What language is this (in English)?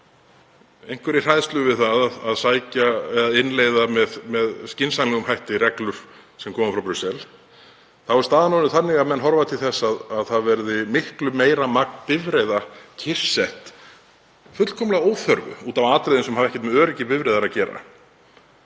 Icelandic